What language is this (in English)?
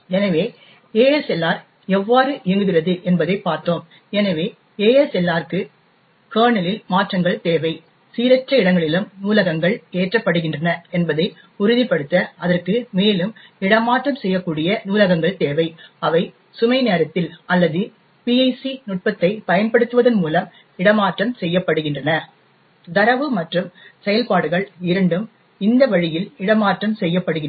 Tamil